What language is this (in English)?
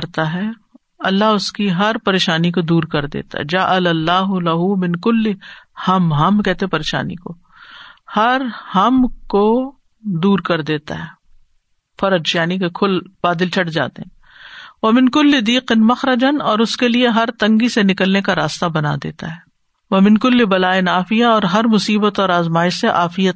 Urdu